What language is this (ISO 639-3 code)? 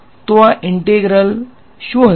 guj